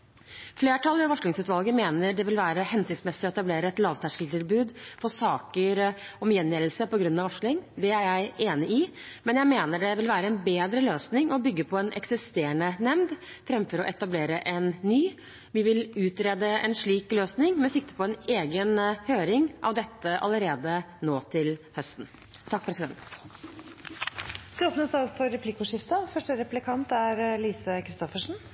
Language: Norwegian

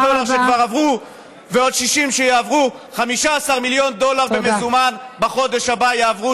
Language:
Hebrew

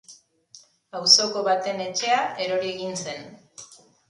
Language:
Basque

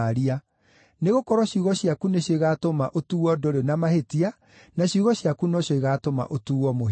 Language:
Kikuyu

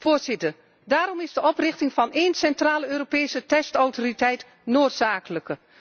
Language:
Dutch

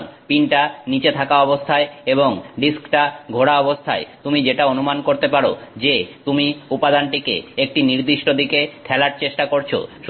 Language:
Bangla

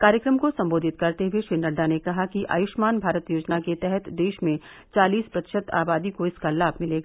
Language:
Hindi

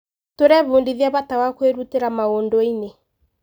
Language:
Kikuyu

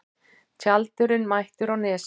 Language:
Icelandic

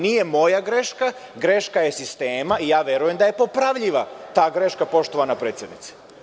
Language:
Serbian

